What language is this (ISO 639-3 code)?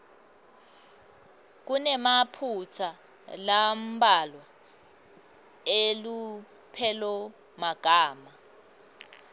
ssw